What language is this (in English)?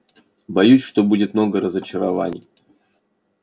Russian